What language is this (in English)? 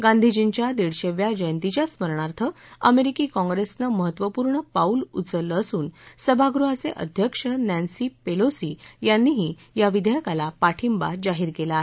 Marathi